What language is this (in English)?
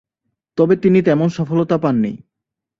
Bangla